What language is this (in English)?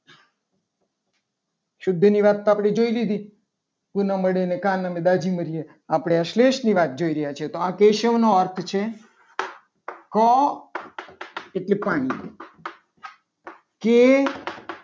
Gujarati